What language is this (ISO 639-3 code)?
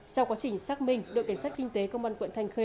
vie